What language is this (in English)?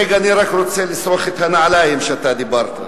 Hebrew